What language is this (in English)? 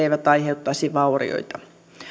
Finnish